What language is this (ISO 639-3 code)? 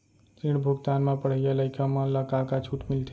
hne